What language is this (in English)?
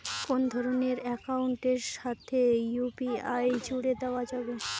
Bangla